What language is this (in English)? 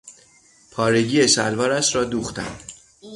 Persian